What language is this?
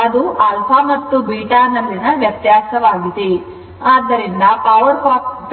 Kannada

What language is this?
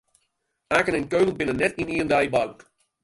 Western Frisian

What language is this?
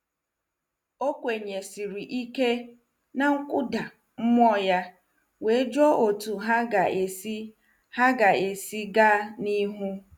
Igbo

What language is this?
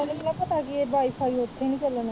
Punjabi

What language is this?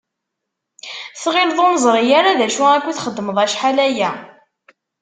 Kabyle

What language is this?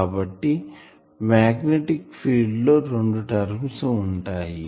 Telugu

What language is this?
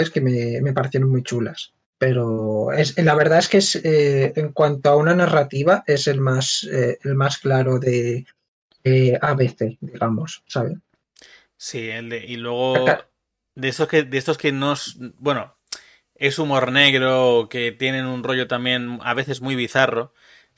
Spanish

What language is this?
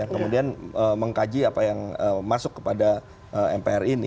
Indonesian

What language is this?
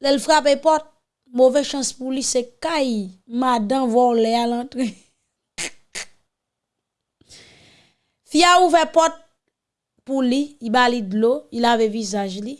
French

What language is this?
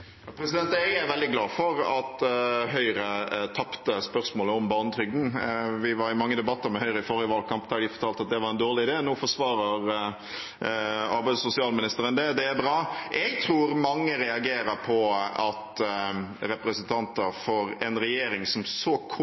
Norwegian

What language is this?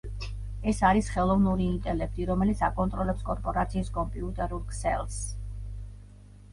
Georgian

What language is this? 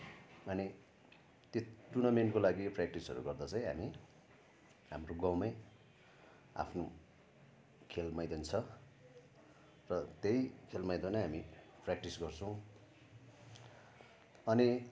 Nepali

